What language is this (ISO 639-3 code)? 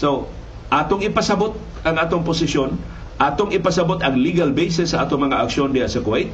fil